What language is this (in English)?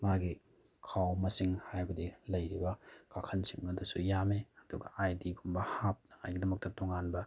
Manipuri